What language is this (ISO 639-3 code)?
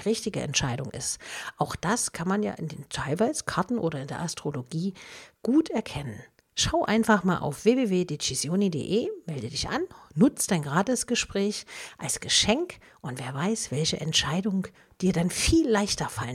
deu